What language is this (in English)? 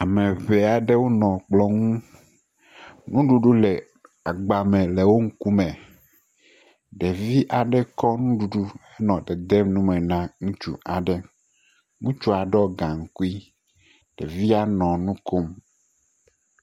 Ewe